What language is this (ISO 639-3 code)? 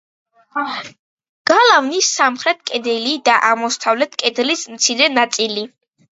kat